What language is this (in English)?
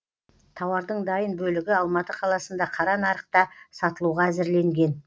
Kazakh